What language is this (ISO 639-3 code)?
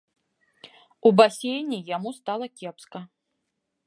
bel